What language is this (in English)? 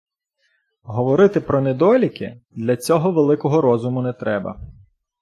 Ukrainian